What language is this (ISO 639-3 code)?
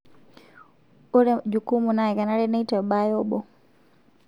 mas